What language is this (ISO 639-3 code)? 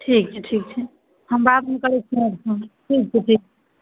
mai